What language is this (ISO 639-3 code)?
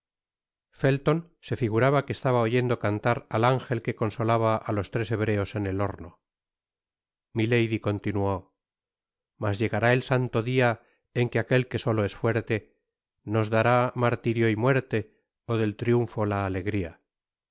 spa